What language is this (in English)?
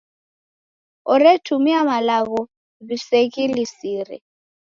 Taita